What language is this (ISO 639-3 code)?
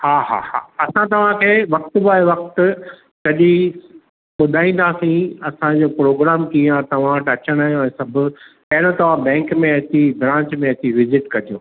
snd